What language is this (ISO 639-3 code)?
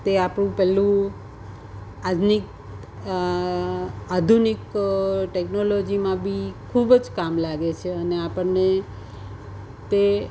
guj